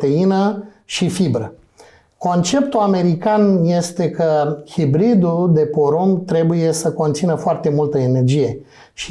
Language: Romanian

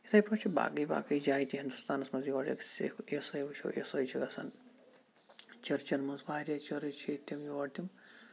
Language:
Kashmiri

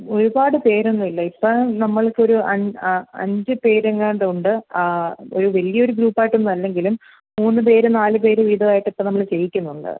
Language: Malayalam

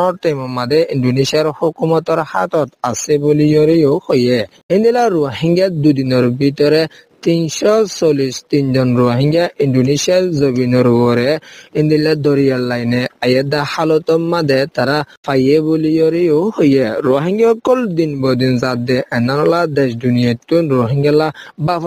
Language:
Persian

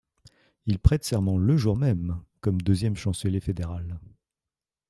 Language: French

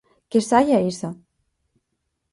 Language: Galician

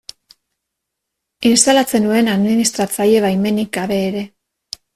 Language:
Basque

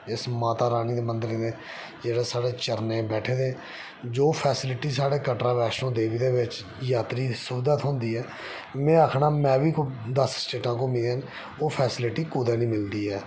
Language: Dogri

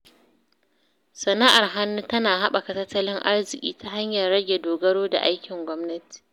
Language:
Hausa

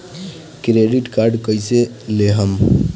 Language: Bhojpuri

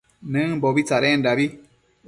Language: Matsés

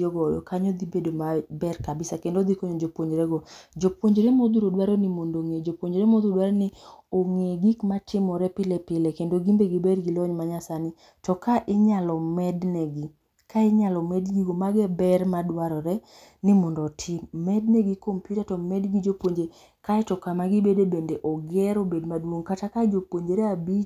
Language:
Luo (Kenya and Tanzania)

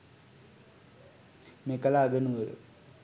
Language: Sinhala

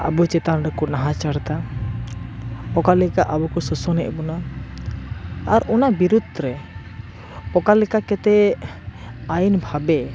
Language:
Santali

